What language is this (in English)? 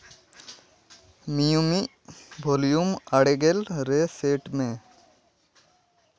Santali